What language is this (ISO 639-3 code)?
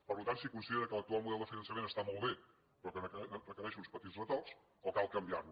cat